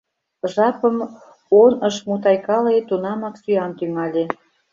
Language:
Mari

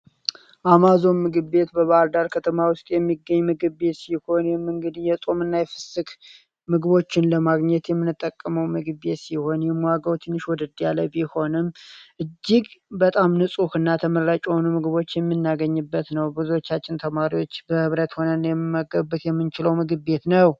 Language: Amharic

